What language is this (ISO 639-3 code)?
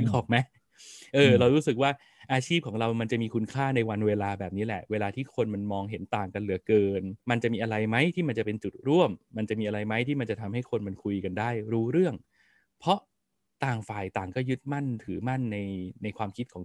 tha